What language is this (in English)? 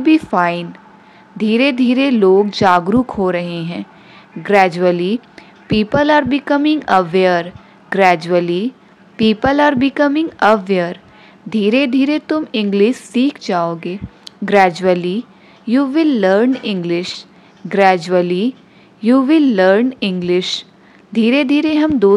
Hindi